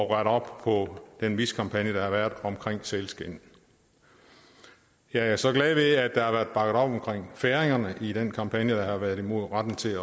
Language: Danish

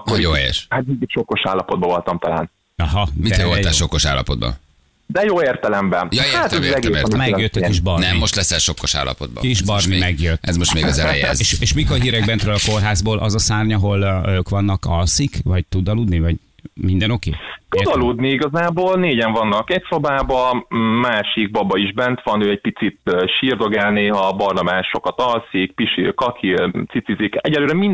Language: Hungarian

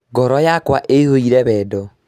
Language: Kikuyu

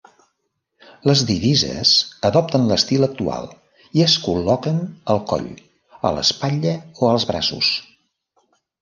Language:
Catalan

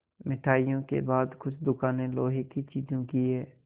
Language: Hindi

